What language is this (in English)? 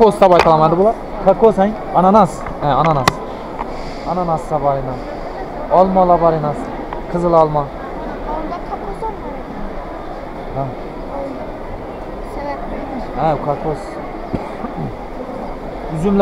Turkish